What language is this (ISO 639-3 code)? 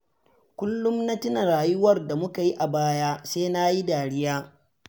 hau